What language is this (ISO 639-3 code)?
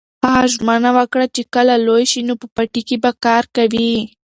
pus